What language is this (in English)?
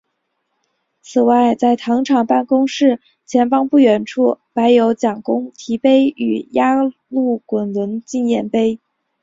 Chinese